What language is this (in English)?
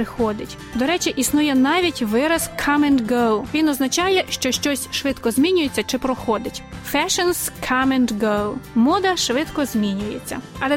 Ukrainian